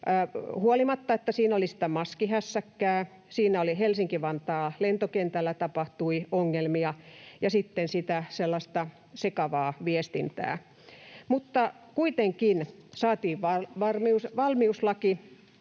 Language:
Finnish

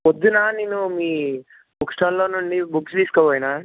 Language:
Telugu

